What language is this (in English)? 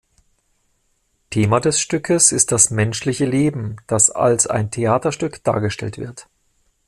German